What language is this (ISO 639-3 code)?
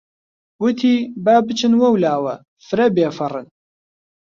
ckb